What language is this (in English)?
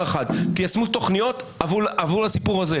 Hebrew